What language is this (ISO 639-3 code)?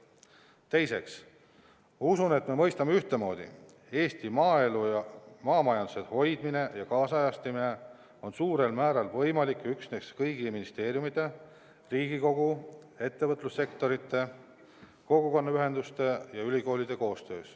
est